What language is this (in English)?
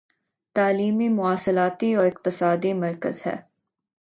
Urdu